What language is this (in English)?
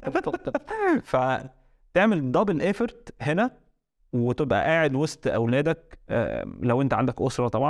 Arabic